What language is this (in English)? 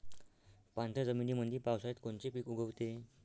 Marathi